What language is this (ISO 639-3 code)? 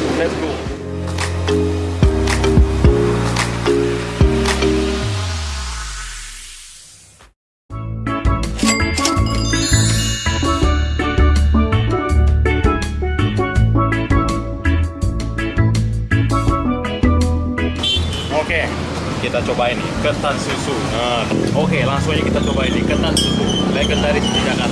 ind